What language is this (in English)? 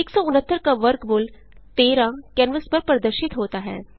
Hindi